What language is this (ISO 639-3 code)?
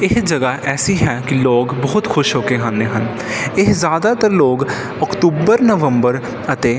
pan